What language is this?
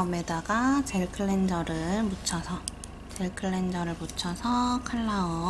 Korean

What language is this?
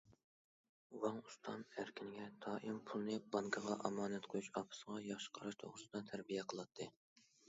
Uyghur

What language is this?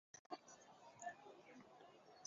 Chinese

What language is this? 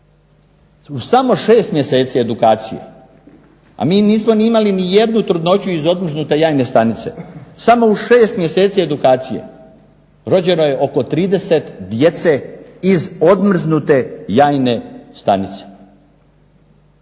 Croatian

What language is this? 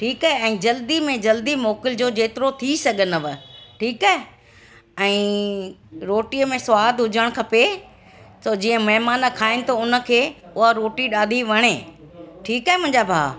Sindhi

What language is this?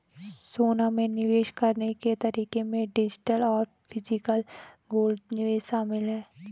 Hindi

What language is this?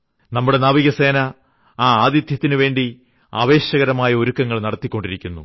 Malayalam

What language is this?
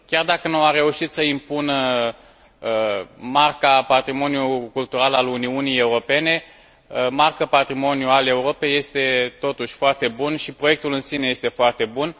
Romanian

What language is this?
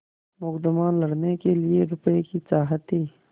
Hindi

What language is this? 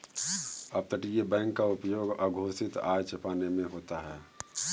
Hindi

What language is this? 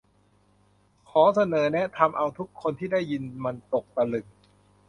Thai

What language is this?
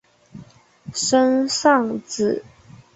Chinese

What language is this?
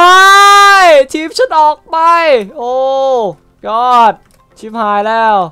Thai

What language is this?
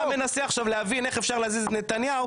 Hebrew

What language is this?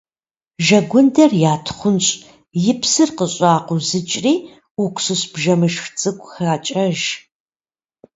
Kabardian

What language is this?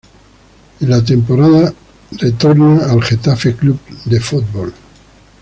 Spanish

